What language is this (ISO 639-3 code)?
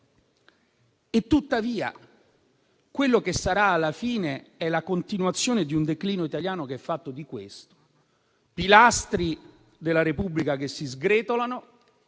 ita